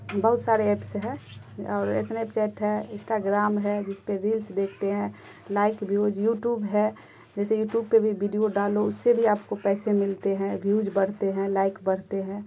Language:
Urdu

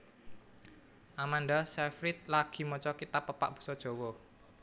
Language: Javanese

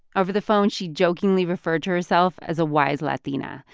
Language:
English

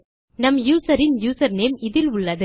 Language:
Tamil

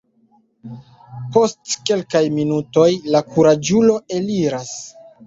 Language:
Esperanto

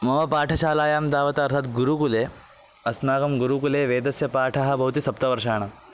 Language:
Sanskrit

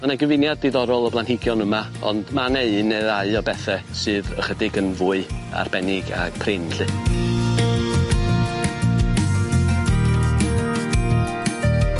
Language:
Welsh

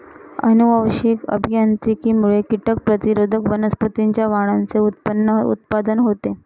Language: Marathi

